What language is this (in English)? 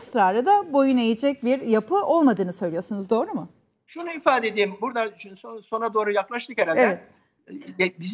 Turkish